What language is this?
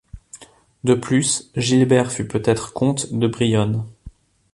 French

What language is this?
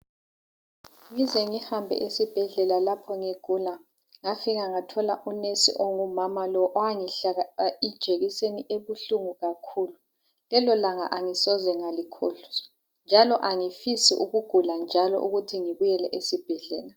North Ndebele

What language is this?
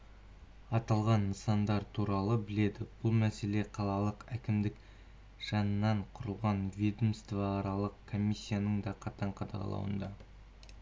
Kazakh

